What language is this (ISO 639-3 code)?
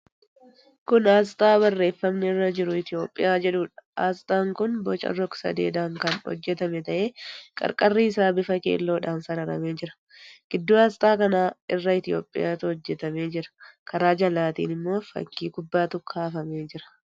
orm